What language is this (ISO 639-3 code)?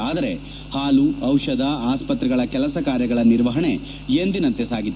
kan